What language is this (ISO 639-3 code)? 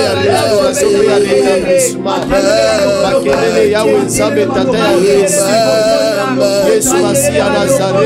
fra